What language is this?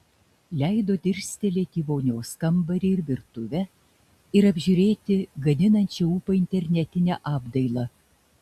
Lithuanian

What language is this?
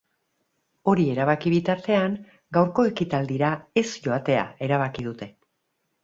Basque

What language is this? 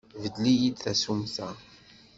Kabyle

